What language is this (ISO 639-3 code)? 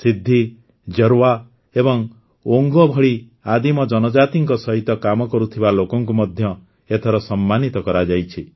ori